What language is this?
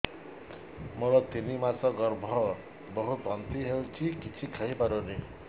Odia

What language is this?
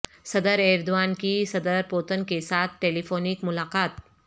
Urdu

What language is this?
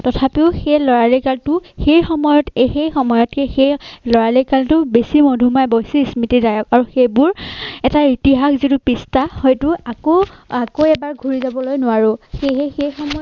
Assamese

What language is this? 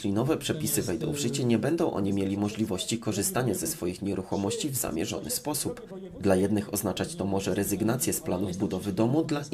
Polish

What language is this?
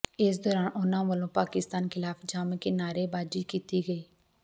Punjabi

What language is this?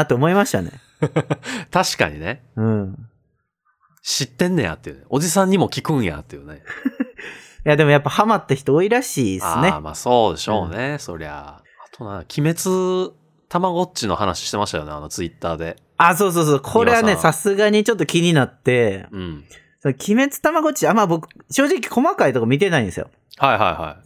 Japanese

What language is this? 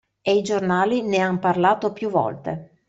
Italian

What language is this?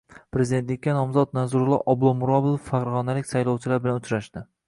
Uzbek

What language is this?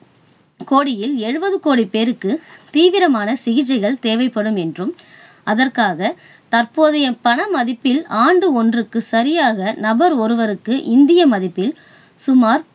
Tamil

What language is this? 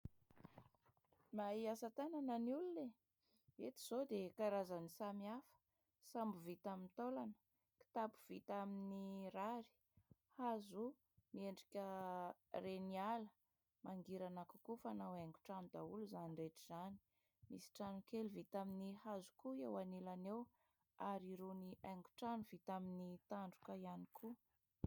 Malagasy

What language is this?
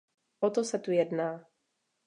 Czech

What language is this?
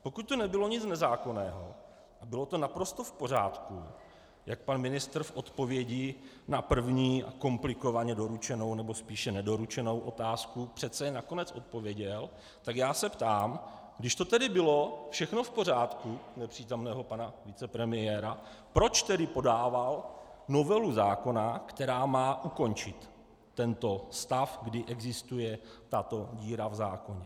Czech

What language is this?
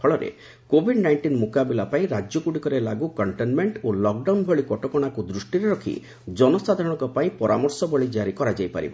Odia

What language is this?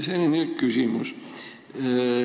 Estonian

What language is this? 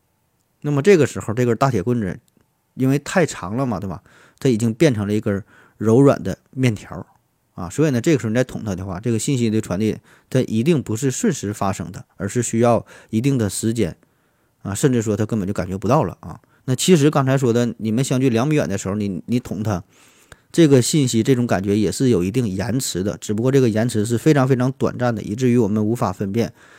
Chinese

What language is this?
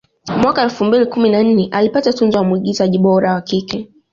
Swahili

